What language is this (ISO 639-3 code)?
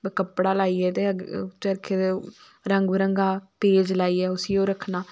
doi